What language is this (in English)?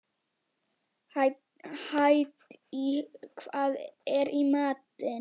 Icelandic